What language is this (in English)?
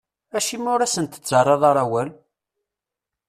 Kabyle